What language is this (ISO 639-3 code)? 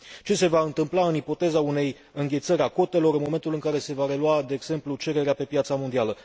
ron